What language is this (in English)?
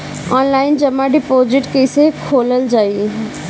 Bhojpuri